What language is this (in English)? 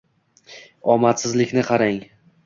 Uzbek